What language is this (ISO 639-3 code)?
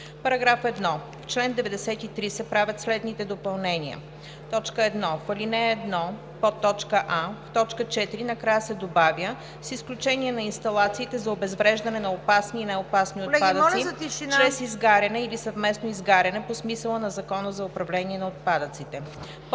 bul